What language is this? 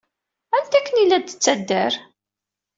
Kabyle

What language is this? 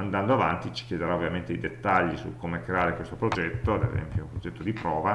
Italian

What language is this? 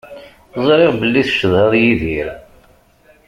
Kabyle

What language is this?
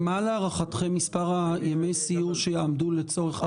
Hebrew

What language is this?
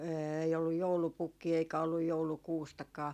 Finnish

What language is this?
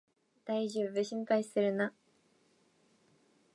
Japanese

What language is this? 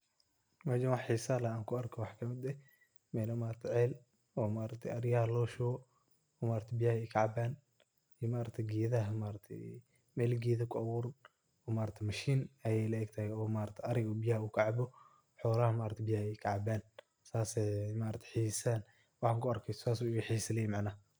Somali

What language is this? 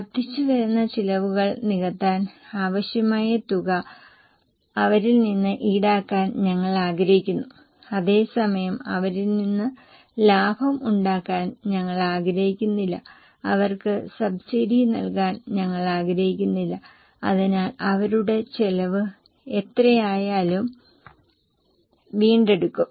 Malayalam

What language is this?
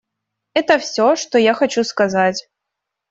Russian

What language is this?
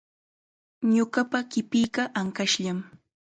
Chiquián Ancash Quechua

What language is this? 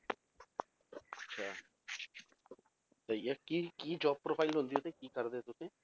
Punjabi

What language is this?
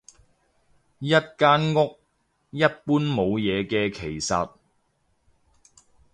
Cantonese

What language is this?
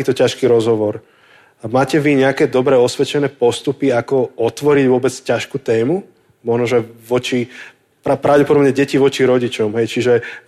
Slovak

